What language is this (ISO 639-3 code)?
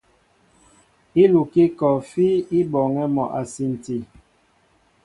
mbo